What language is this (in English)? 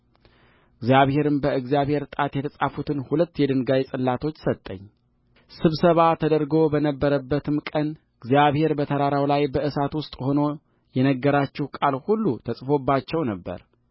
Amharic